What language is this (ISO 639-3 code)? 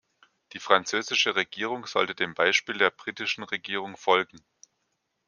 deu